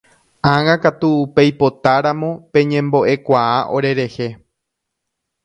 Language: Guarani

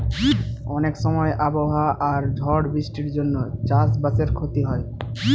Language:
Bangla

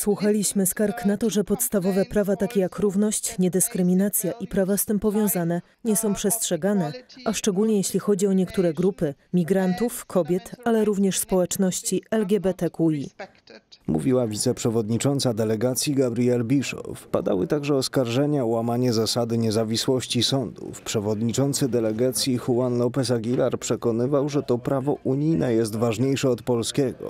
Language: Polish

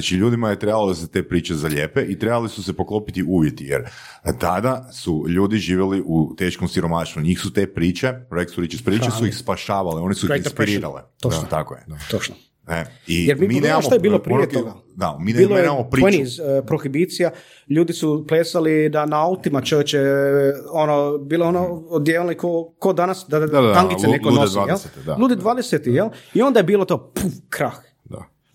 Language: Croatian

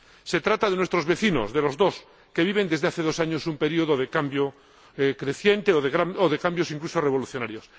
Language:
Spanish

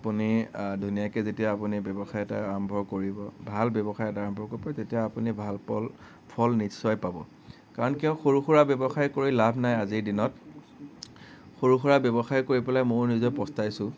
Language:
Assamese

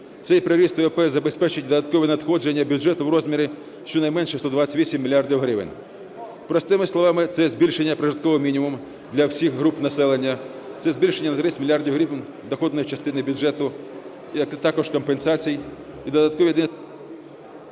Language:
Ukrainian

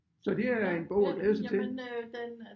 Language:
Danish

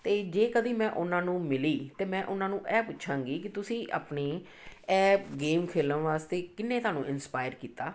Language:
Punjabi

